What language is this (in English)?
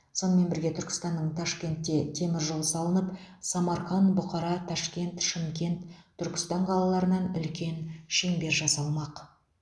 Kazakh